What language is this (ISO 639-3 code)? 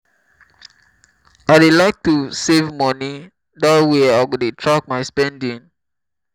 pcm